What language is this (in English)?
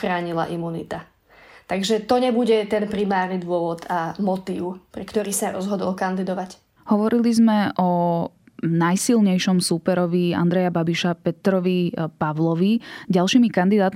Slovak